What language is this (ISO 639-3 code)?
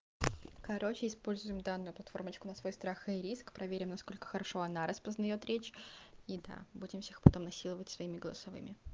rus